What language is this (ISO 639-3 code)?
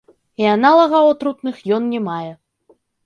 bel